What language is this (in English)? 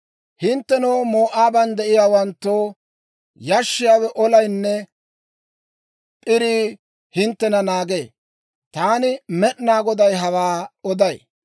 Dawro